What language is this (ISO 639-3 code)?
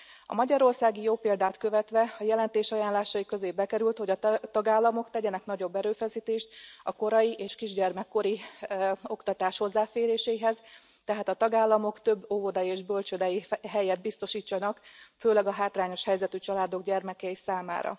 hun